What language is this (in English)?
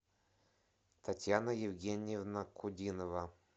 Russian